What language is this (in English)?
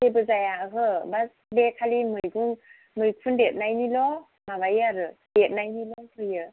Bodo